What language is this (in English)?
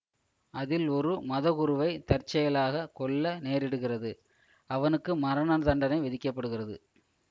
Tamil